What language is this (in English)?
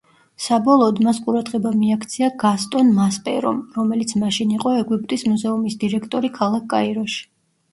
Georgian